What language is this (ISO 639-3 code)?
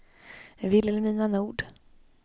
swe